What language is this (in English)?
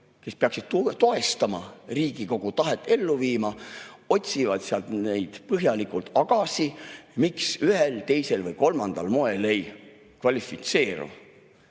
Estonian